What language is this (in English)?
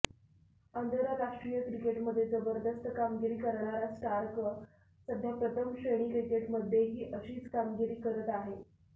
Marathi